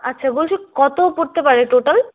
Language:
Bangla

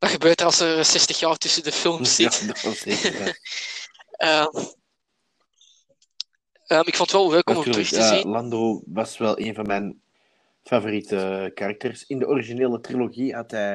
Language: Dutch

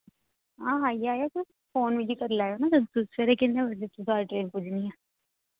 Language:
Dogri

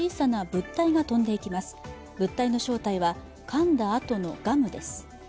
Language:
Japanese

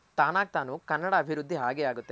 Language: Kannada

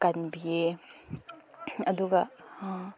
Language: Manipuri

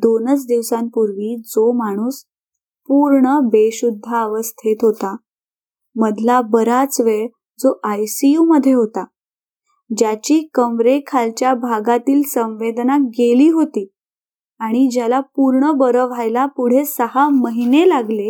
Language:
Marathi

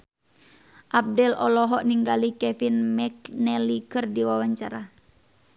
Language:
Sundanese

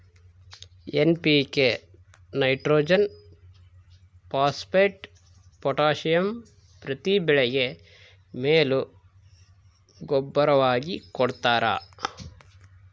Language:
Kannada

